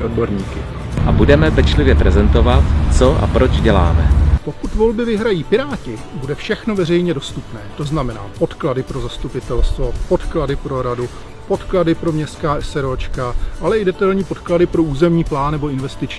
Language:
Czech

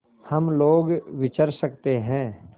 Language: Hindi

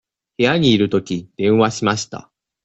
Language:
Japanese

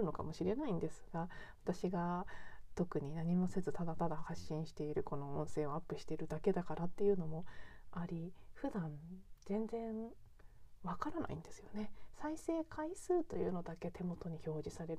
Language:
Japanese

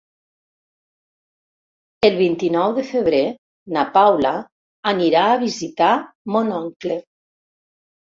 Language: Catalan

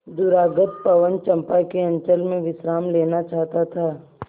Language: Hindi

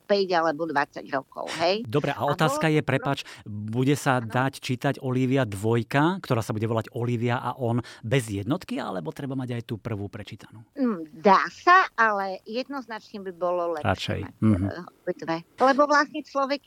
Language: Slovak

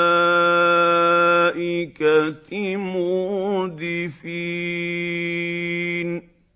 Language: Arabic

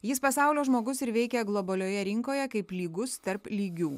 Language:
Lithuanian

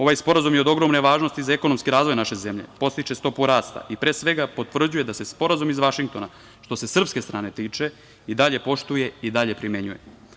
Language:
Serbian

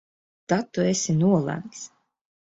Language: Latvian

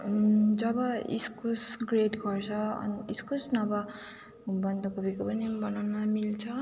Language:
Nepali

